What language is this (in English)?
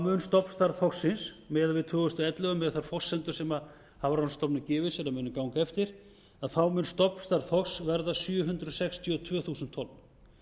Icelandic